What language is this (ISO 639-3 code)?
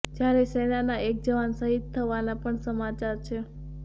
guj